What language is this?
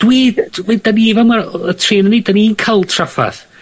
Welsh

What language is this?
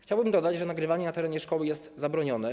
Polish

